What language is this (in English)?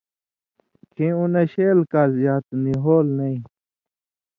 Indus Kohistani